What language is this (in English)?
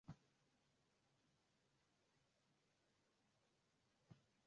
Swahili